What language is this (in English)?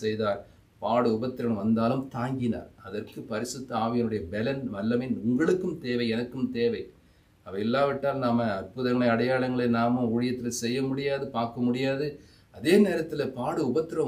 Hindi